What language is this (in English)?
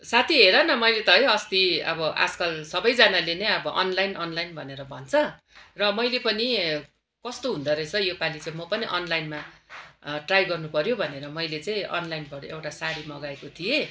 Nepali